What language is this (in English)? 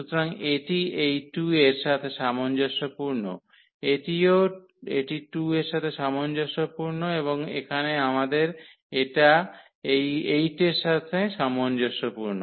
Bangla